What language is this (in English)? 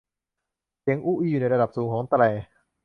Thai